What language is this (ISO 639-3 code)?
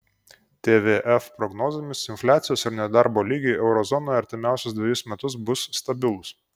lit